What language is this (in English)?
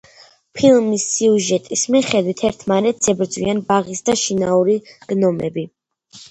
Georgian